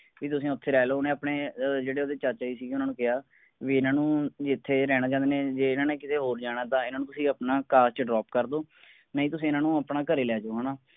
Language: Punjabi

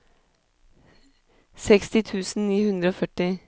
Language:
Norwegian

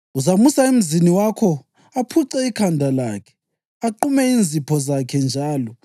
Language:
North Ndebele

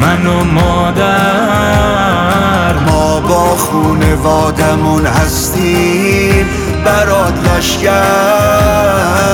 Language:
Persian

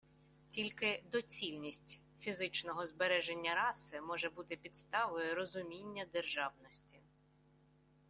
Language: Ukrainian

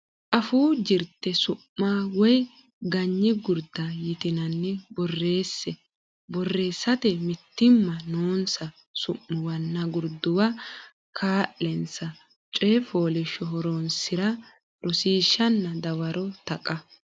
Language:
Sidamo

